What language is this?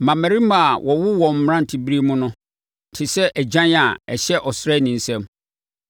Akan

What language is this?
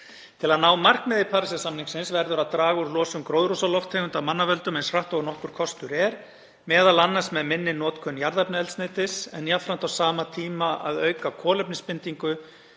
Icelandic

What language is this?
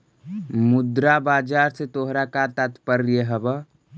Magahi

